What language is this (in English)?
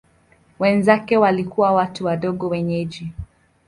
Swahili